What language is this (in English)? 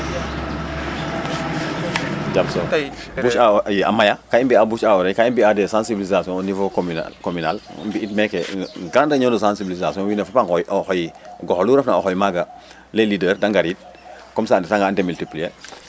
Serer